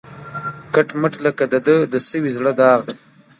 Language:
Pashto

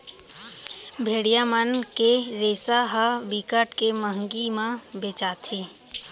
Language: Chhattisgarhi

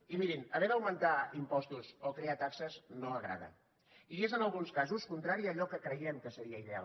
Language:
Catalan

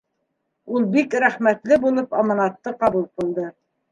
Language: Bashkir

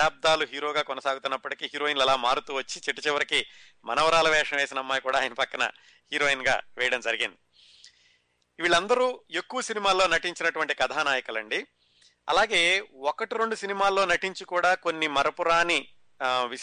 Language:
Telugu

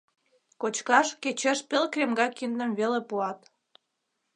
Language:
Mari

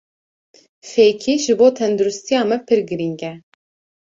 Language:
Kurdish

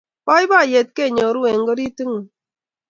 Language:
Kalenjin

